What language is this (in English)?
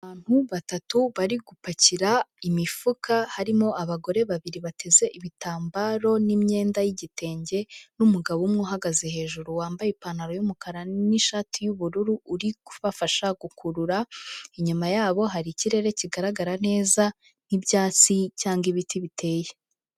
Kinyarwanda